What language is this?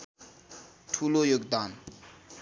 Nepali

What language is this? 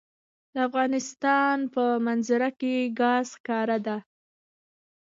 Pashto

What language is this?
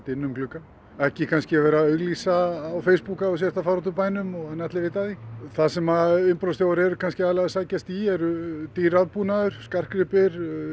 Icelandic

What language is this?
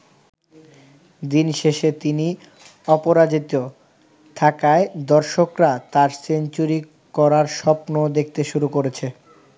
Bangla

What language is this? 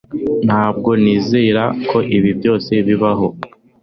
Kinyarwanda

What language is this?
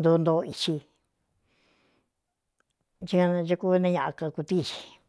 Cuyamecalco Mixtec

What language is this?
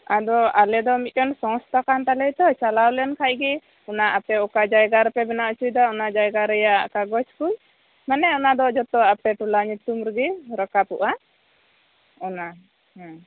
Santali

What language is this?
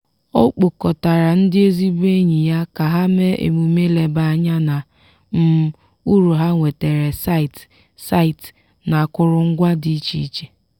Igbo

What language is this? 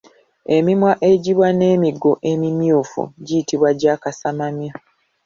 Ganda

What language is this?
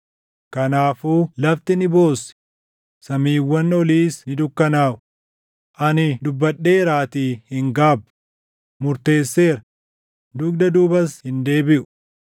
Oromo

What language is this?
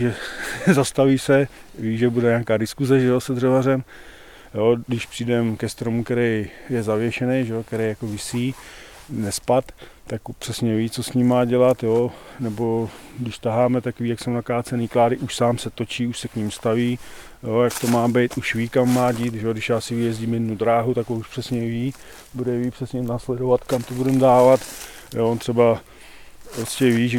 Czech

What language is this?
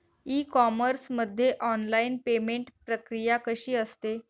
Marathi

